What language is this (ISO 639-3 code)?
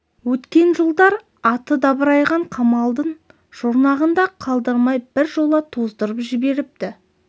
kaz